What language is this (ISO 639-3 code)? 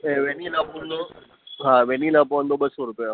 snd